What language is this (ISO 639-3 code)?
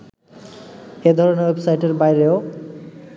ben